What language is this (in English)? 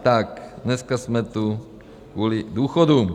Czech